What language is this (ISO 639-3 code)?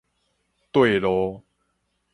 nan